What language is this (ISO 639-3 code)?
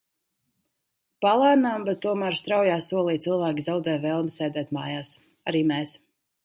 lav